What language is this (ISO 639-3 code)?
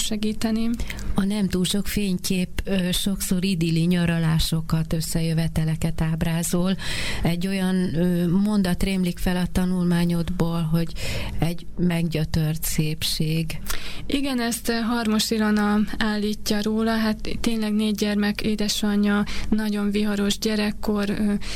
hun